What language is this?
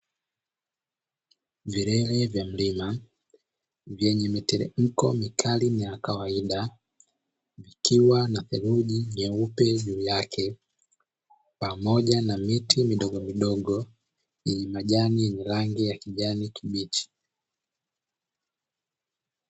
Swahili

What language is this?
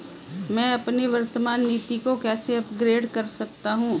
Hindi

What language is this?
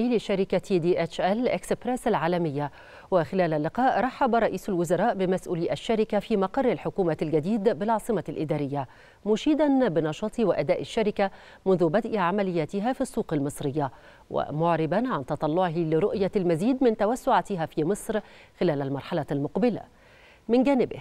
Arabic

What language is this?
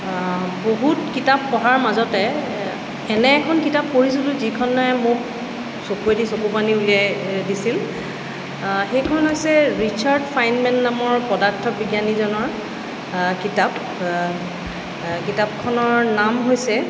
Assamese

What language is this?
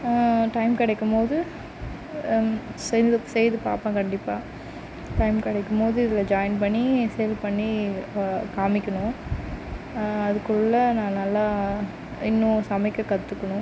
Tamil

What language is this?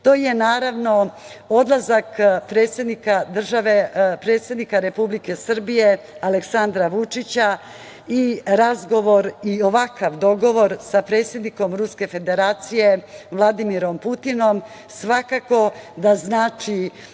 Serbian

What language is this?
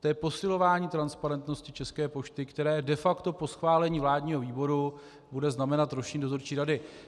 Czech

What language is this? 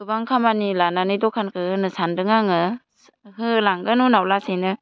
Bodo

